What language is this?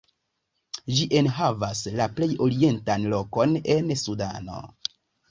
Esperanto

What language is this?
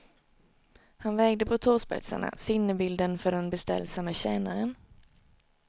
Swedish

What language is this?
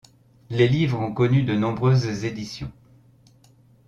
French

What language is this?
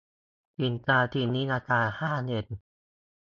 Thai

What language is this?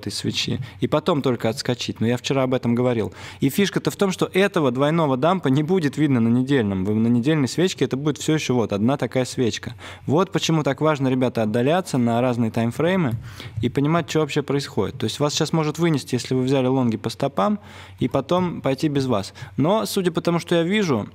Russian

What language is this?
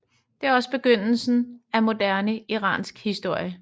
Danish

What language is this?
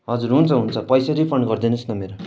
Nepali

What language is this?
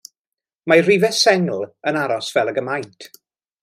Welsh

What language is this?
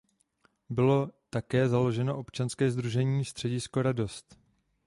Czech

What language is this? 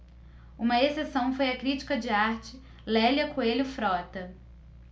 Portuguese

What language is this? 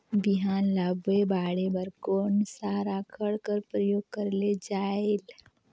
Chhattisgarhi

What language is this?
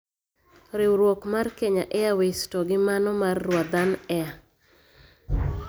Luo (Kenya and Tanzania)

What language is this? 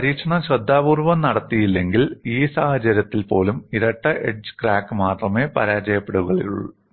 Malayalam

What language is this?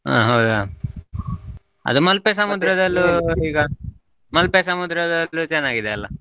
Kannada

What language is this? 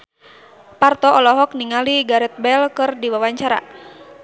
Sundanese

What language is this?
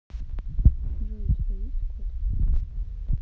Russian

